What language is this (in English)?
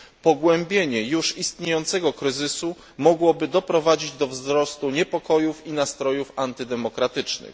Polish